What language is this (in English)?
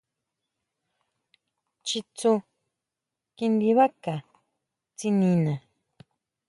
Huautla Mazatec